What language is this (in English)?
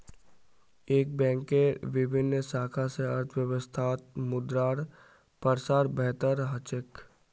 Magahi